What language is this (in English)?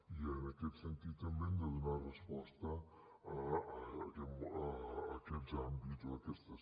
Catalan